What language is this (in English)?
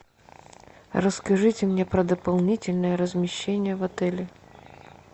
Russian